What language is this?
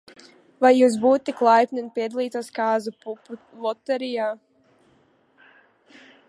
Latvian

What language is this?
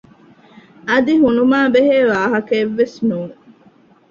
Divehi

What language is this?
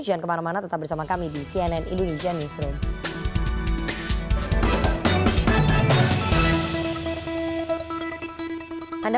Indonesian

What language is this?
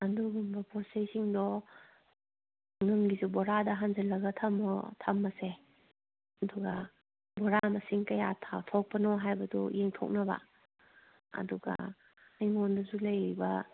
Manipuri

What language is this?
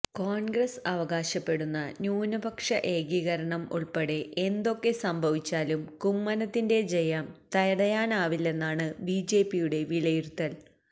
Malayalam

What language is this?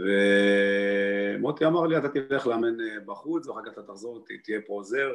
Hebrew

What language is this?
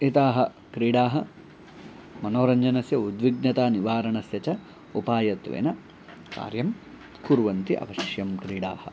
Sanskrit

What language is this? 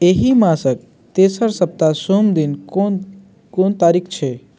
Maithili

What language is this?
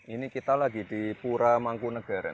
Indonesian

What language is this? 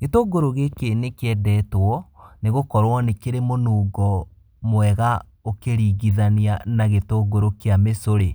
Kikuyu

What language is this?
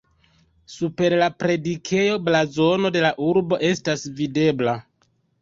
Esperanto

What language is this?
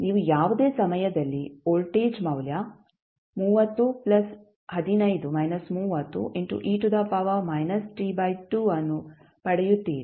Kannada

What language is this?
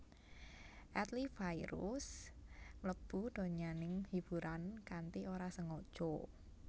Javanese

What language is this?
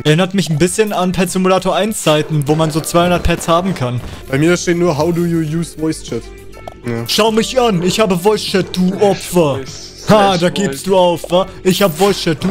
German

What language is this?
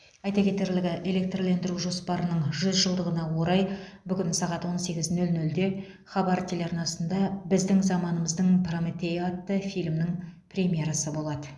Kazakh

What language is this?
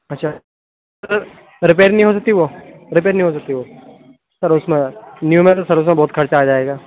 Urdu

